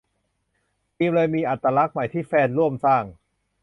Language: Thai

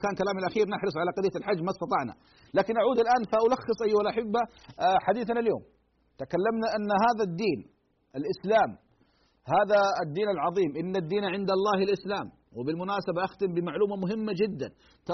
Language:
Arabic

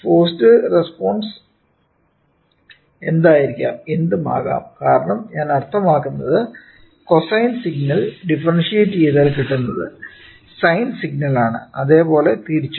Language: Malayalam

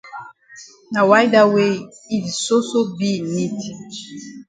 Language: Cameroon Pidgin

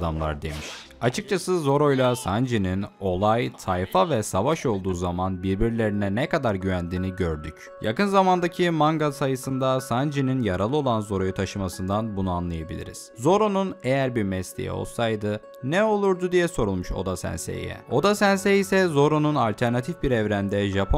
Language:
Turkish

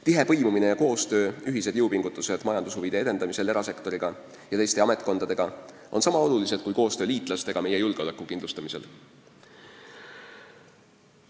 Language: Estonian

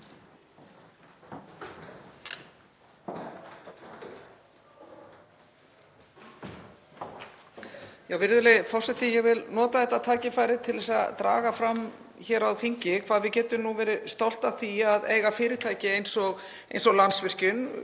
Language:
Icelandic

